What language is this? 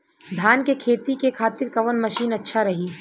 Bhojpuri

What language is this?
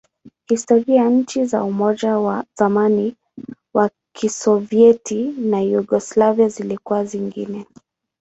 Swahili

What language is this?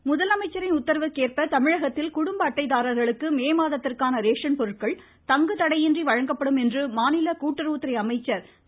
Tamil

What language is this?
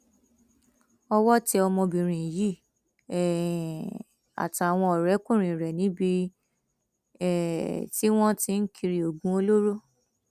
Yoruba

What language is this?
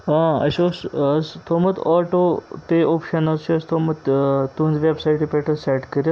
Kashmiri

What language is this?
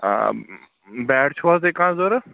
Kashmiri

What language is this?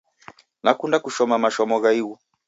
Taita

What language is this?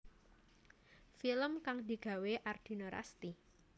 Javanese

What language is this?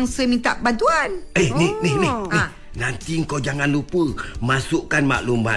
Malay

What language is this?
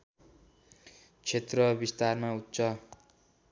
Nepali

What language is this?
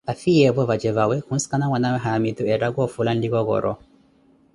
Koti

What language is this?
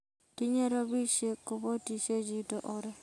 Kalenjin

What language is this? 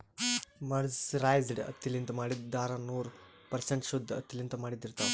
Kannada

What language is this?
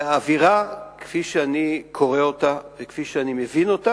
Hebrew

